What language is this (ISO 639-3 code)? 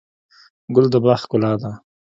pus